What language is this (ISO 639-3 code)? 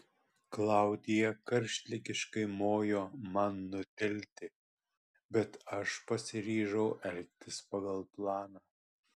lit